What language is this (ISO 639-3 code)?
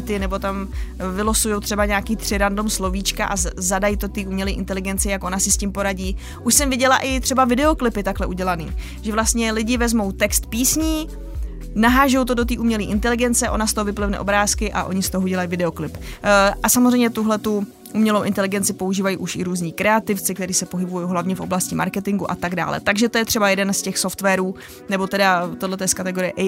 ces